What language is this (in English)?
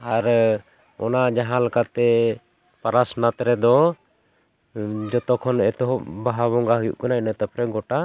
Santali